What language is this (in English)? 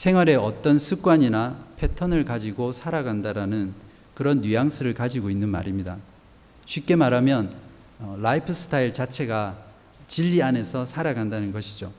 Korean